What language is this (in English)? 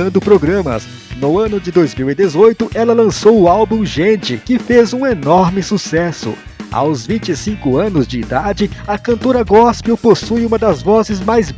Portuguese